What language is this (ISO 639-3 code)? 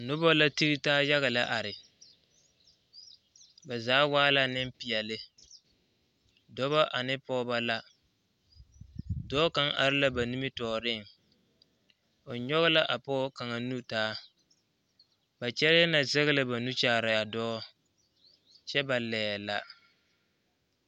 dga